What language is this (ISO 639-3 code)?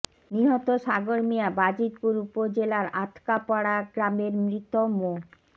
ben